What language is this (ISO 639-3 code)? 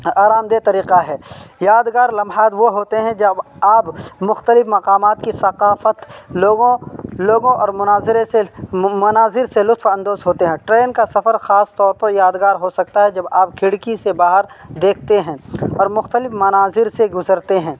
urd